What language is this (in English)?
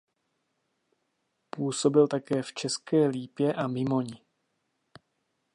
Czech